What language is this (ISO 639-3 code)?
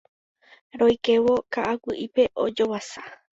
grn